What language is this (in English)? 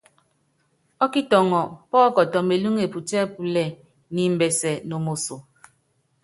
Yangben